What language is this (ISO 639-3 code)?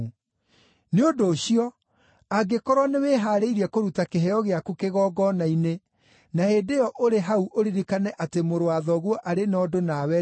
kik